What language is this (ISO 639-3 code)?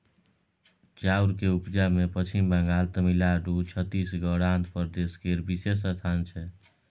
mai